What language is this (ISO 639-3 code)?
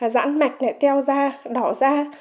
vie